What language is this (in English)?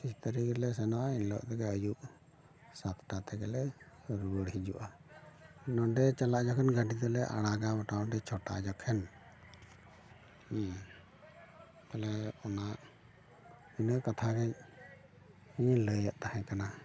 Santali